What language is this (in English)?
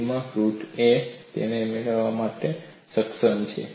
Gujarati